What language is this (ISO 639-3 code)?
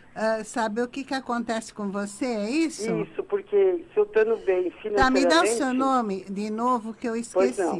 por